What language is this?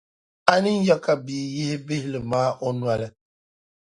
Dagbani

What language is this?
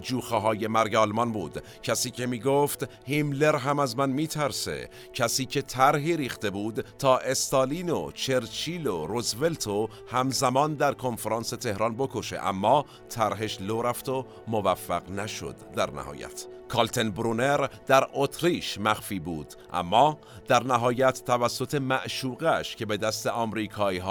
Persian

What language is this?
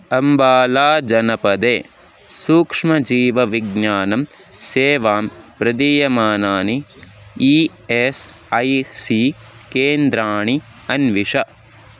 Sanskrit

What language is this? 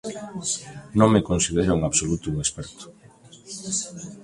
Galician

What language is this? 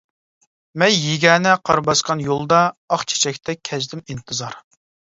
Uyghur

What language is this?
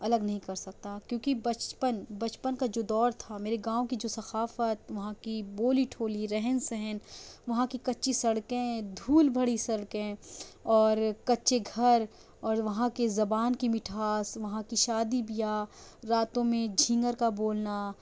Urdu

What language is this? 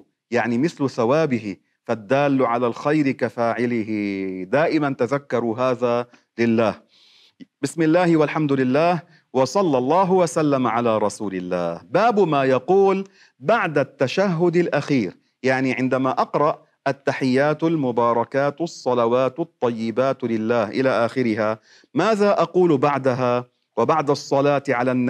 Arabic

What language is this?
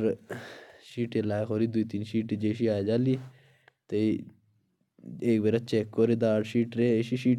Jaunsari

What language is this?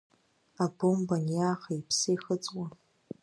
Abkhazian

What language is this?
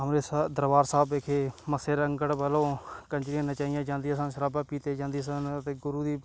Punjabi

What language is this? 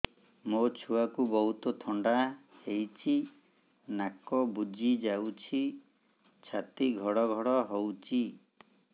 Odia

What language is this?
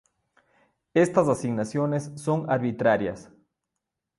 Spanish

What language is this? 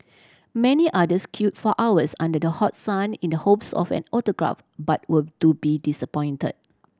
English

